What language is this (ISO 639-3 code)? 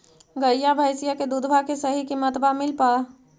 mag